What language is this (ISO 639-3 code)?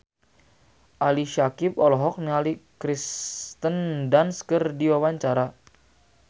sun